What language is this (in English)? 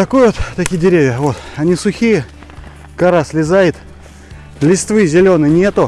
Russian